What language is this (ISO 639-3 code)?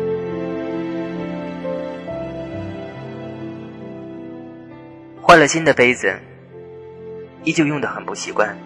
zho